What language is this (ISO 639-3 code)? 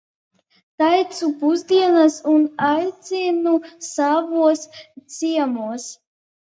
lav